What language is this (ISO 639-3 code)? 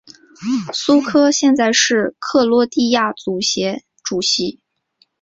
zho